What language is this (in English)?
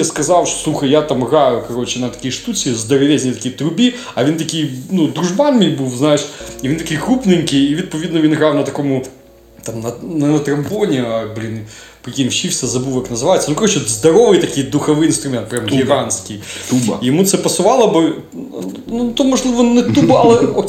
Ukrainian